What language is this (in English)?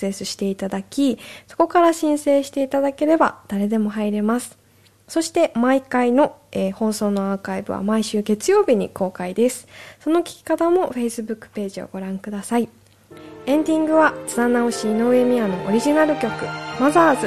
Japanese